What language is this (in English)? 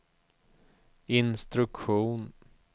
Swedish